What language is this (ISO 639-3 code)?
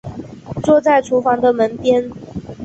zho